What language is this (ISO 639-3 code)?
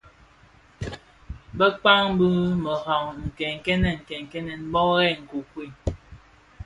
ksf